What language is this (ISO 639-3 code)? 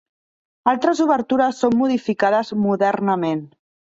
cat